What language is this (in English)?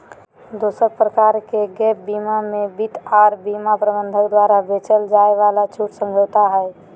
Magahi